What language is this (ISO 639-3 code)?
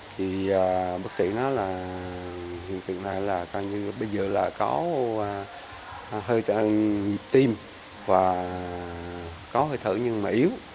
vie